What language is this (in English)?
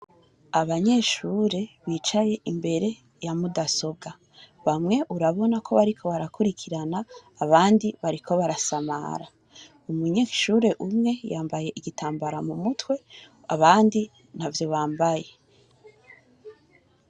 Rundi